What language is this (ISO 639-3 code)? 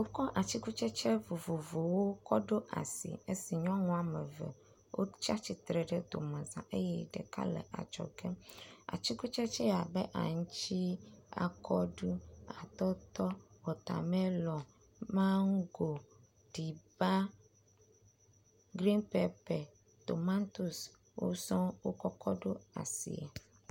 ewe